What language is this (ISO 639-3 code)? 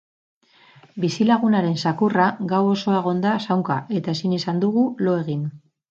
eus